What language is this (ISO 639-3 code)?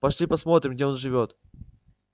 rus